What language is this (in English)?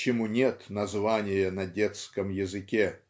Russian